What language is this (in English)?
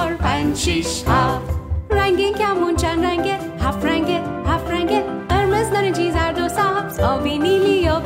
Persian